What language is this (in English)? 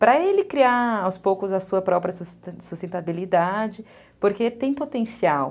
Portuguese